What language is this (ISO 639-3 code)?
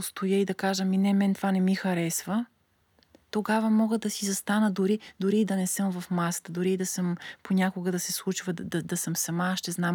bul